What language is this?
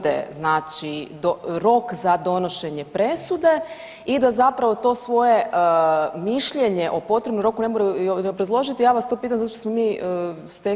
Croatian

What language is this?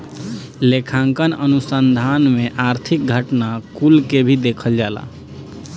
Bhojpuri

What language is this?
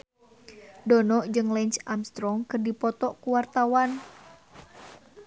Sundanese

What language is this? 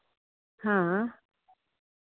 Dogri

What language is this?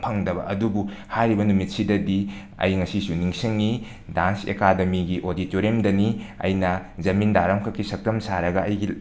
Manipuri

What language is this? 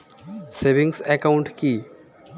Bangla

